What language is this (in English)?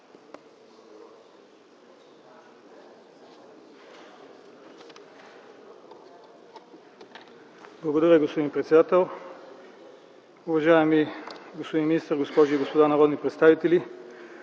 Bulgarian